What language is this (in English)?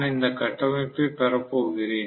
Tamil